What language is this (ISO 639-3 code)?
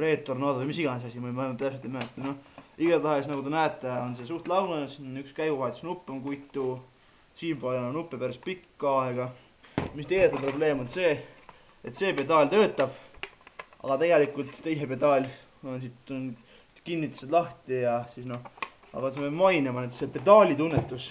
fin